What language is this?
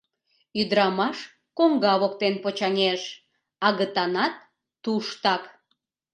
Mari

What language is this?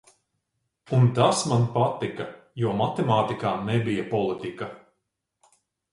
Latvian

